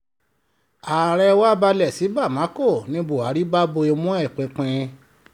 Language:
Yoruba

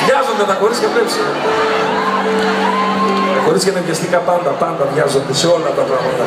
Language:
Greek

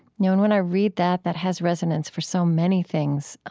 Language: English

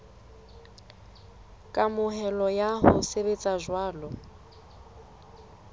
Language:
Southern Sotho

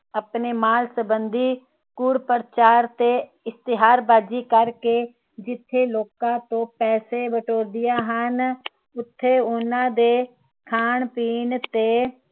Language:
Punjabi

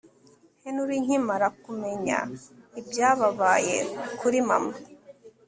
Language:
Kinyarwanda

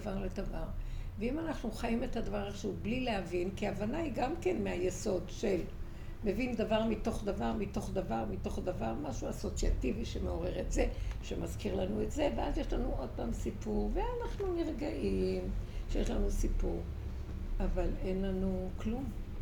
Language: Hebrew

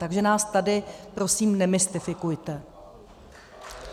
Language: Czech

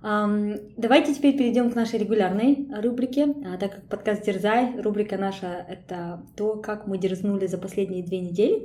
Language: Russian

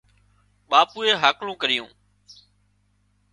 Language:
Wadiyara Koli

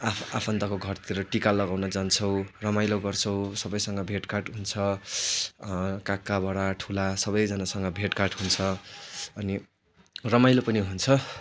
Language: Nepali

